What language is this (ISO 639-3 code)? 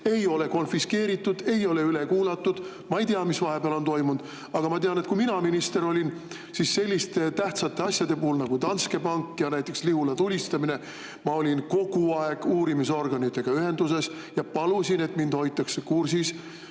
est